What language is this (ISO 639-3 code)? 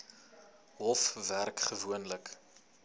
afr